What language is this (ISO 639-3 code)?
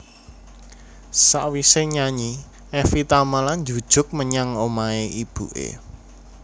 jav